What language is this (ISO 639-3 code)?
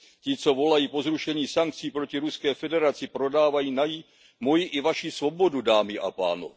ces